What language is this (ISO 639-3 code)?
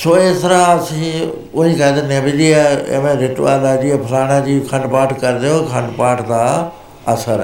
pan